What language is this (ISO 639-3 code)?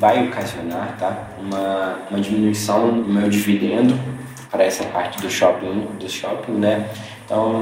por